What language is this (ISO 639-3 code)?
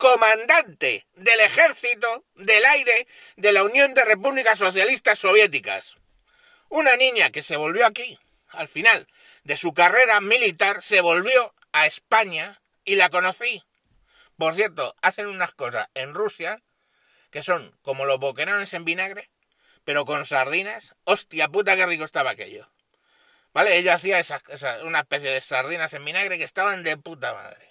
spa